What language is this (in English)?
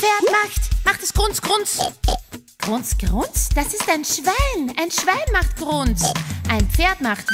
German